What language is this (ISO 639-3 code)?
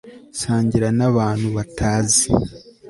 kin